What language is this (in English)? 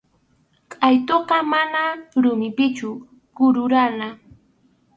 Arequipa-La Unión Quechua